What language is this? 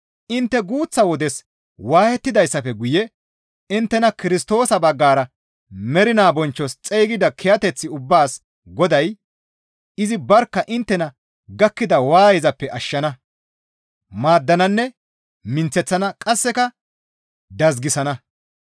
Gamo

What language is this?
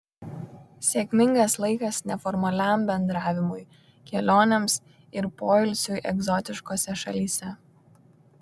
Lithuanian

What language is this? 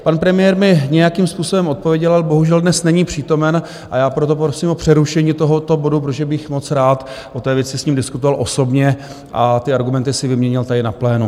Czech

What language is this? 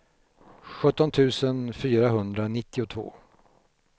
Swedish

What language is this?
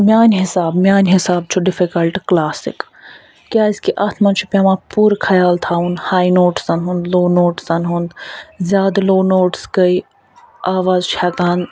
Kashmiri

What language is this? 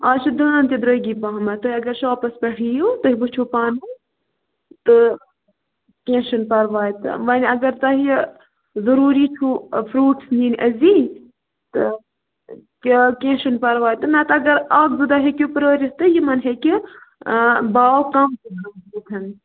Kashmiri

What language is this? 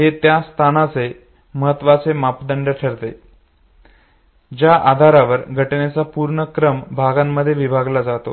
Marathi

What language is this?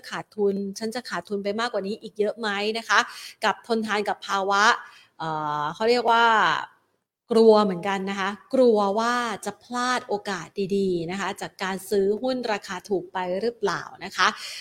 Thai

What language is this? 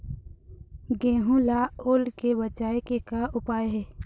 Chhattisgarhi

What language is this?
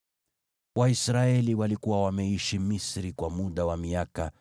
Swahili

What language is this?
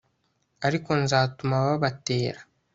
Kinyarwanda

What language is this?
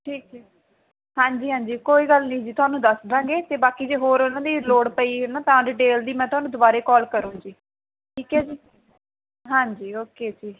Punjabi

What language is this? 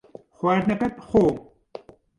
Central Kurdish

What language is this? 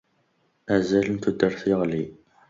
Kabyle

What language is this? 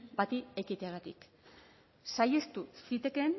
Basque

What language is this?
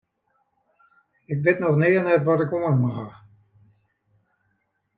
Western Frisian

